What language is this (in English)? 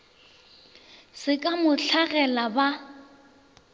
Northern Sotho